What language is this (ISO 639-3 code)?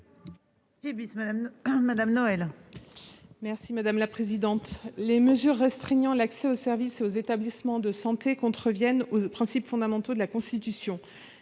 fra